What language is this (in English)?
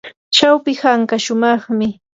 Yanahuanca Pasco Quechua